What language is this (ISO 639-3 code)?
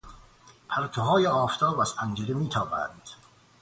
fas